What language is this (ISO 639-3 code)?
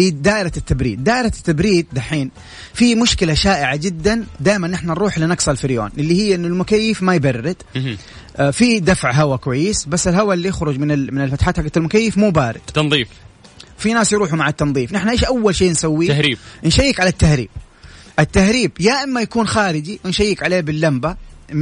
ara